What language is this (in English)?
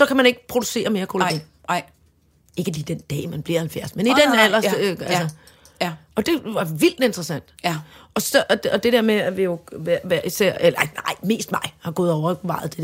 Danish